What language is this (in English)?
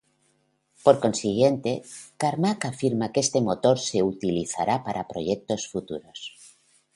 Spanish